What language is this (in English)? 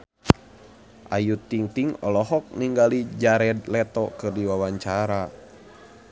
Sundanese